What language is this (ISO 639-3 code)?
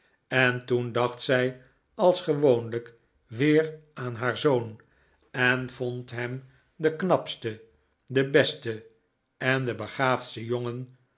nld